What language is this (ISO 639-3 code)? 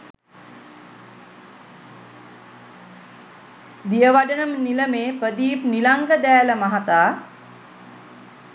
sin